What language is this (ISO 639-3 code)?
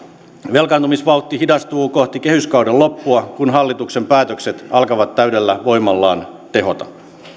fin